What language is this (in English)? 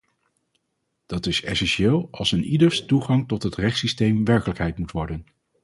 Dutch